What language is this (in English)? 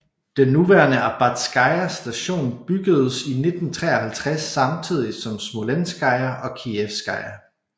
Danish